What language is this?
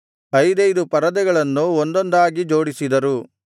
Kannada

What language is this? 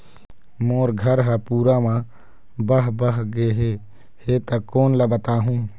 Chhattisgarhi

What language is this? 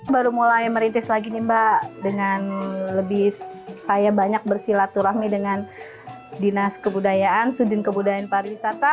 Indonesian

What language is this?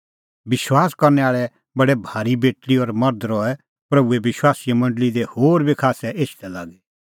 Kullu Pahari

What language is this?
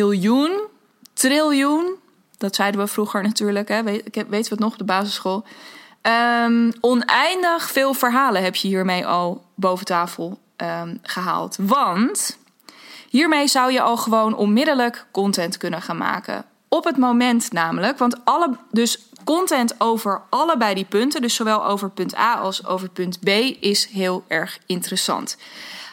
Dutch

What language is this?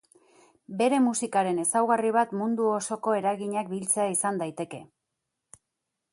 Basque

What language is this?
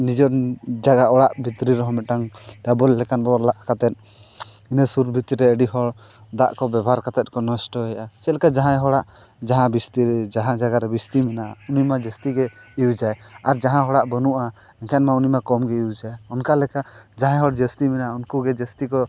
Santali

